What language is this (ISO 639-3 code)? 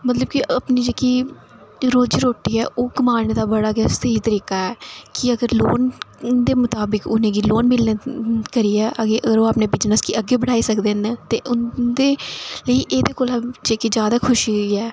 doi